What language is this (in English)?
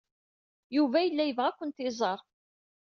Kabyle